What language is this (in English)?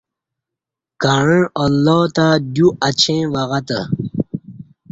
Kati